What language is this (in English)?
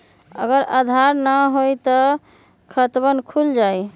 Magahi